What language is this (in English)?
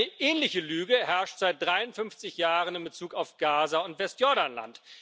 German